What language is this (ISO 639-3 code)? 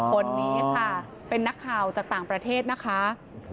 tha